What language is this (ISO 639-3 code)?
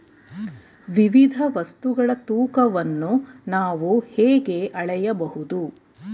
kan